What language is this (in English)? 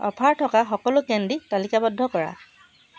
Assamese